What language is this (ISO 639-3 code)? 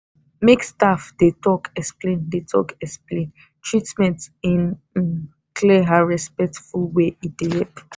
pcm